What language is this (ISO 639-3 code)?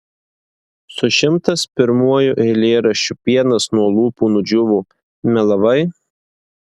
lit